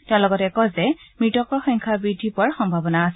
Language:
Assamese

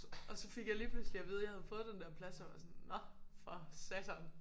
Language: Danish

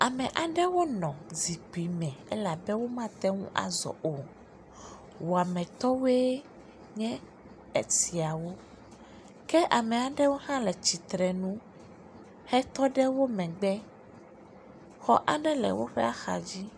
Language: Ewe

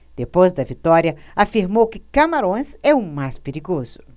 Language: Portuguese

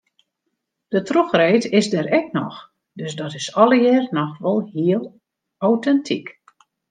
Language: Western Frisian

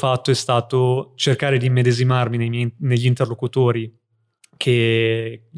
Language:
Italian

